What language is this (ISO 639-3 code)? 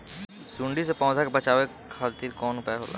bho